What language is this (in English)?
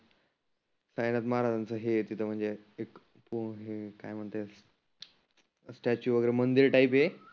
Marathi